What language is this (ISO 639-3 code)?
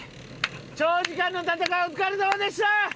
jpn